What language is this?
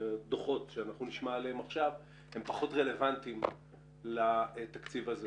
Hebrew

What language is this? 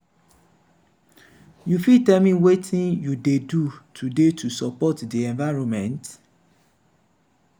Nigerian Pidgin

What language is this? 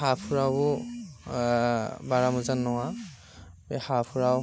Bodo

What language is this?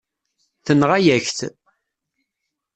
Kabyle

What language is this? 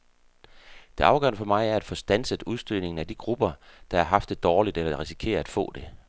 Danish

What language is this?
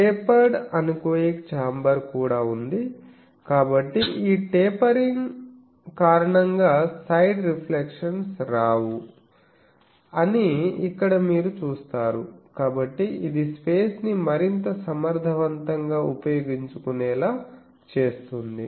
Telugu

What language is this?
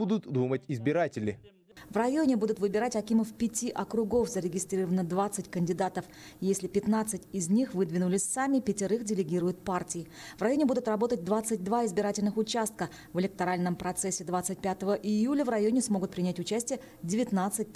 Russian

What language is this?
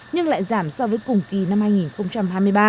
Vietnamese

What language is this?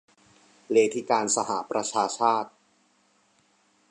Thai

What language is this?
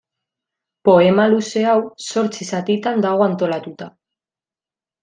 Basque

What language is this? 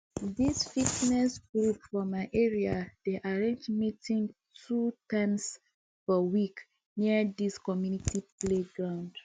Nigerian Pidgin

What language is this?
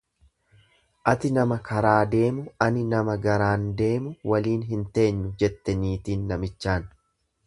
Oromo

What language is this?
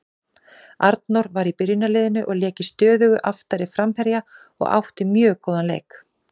Icelandic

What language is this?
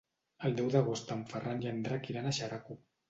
Catalan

